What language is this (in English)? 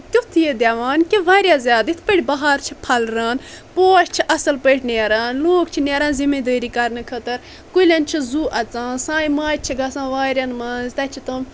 Kashmiri